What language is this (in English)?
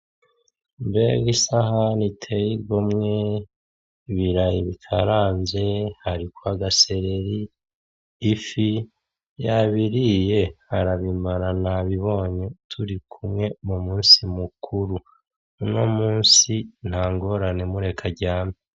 Rundi